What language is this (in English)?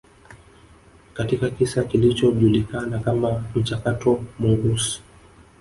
Swahili